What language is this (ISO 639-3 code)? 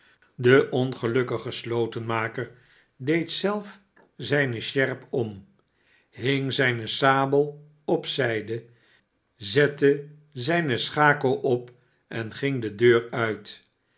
nld